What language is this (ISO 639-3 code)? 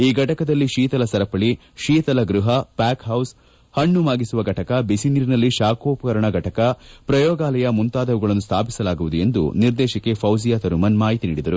kan